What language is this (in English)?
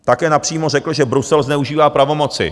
Czech